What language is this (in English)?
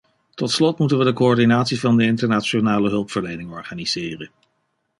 Dutch